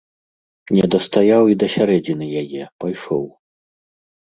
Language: Belarusian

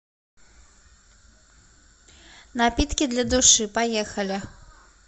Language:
Russian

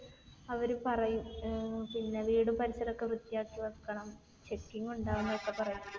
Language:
Malayalam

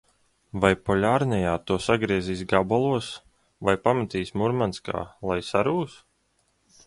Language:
Latvian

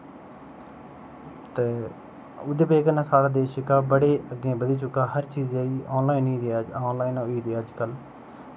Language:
Dogri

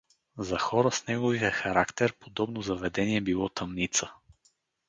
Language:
Bulgarian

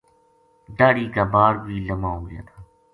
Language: Gujari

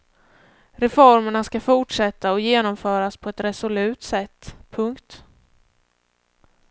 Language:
Swedish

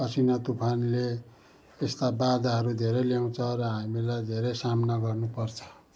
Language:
Nepali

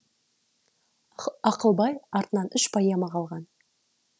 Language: Kazakh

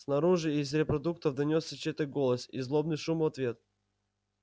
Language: Russian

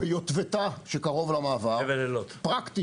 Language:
Hebrew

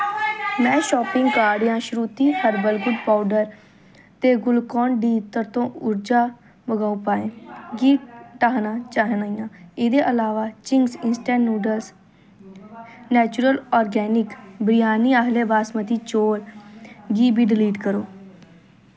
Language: Dogri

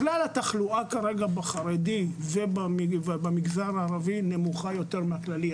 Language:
Hebrew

